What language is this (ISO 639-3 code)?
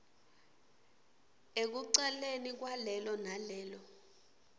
ssw